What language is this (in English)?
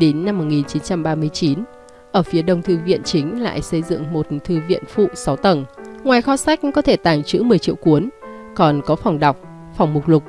Vietnamese